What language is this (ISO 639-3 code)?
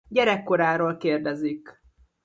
hun